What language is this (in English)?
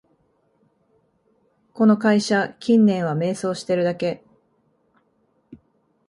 Japanese